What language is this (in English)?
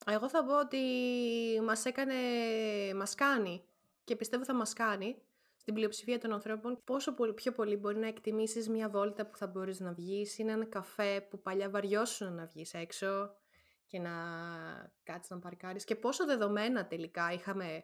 Greek